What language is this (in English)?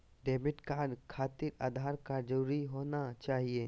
Magahi